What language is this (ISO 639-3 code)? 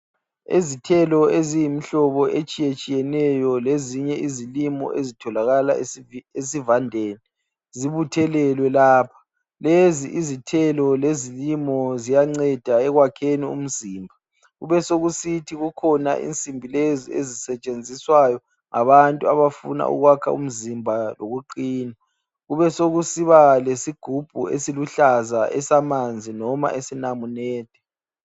nde